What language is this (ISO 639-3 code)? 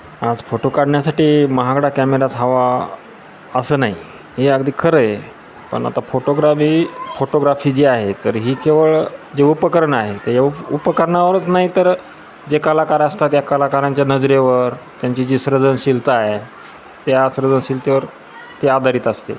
mar